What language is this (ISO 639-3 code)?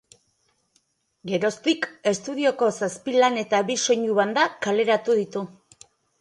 eus